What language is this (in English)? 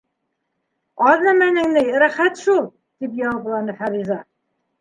Bashkir